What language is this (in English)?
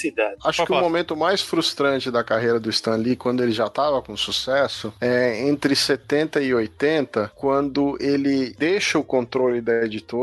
Portuguese